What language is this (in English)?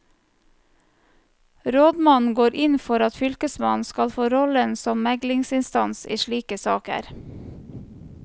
Norwegian